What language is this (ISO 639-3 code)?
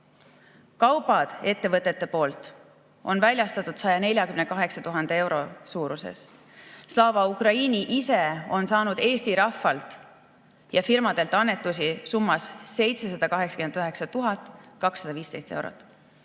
est